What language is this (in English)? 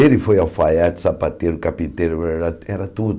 Portuguese